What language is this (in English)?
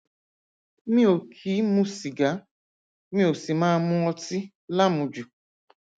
Yoruba